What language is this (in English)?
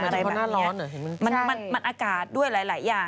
Thai